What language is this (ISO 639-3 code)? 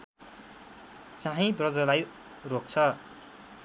nep